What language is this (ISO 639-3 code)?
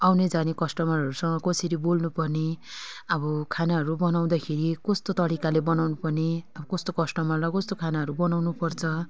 nep